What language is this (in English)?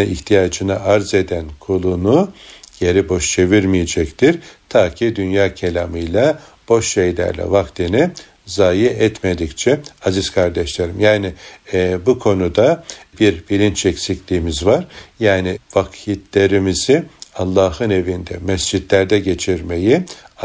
Turkish